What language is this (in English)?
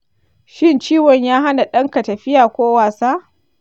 Hausa